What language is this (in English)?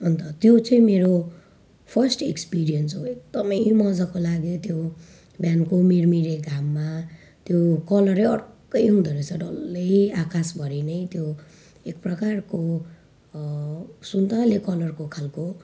Nepali